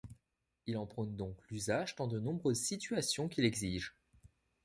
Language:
French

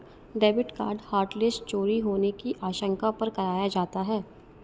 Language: Hindi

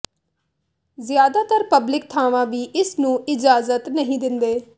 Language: Punjabi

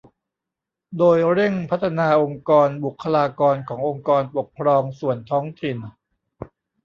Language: Thai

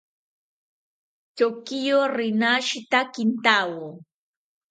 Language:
South Ucayali Ashéninka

